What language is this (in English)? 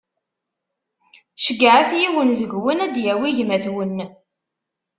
Kabyle